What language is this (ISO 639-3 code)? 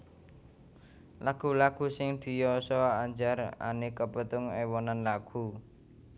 jav